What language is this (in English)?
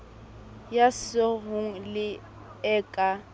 Southern Sotho